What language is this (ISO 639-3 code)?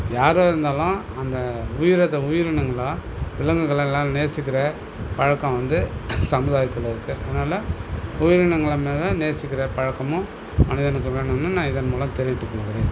tam